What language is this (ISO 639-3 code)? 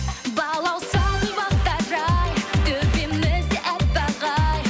kaz